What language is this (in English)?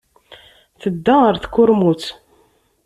Kabyle